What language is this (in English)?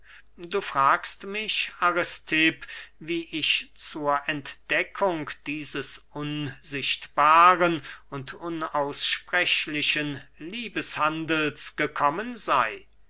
German